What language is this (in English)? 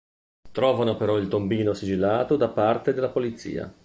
Italian